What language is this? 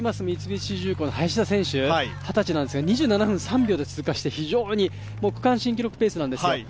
Japanese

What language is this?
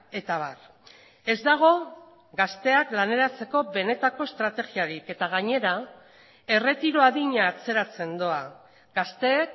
Basque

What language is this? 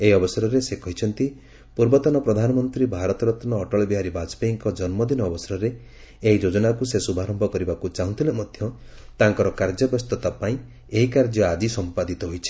Odia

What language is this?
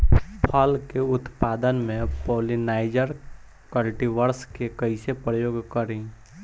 Bhojpuri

